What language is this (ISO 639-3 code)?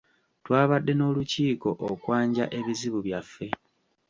lug